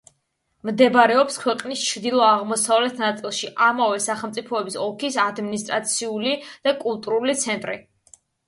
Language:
Georgian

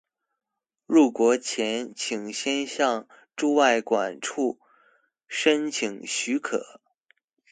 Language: Chinese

